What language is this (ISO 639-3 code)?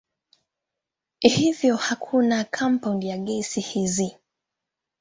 swa